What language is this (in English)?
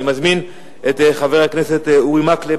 Hebrew